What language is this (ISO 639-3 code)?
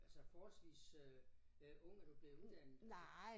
dan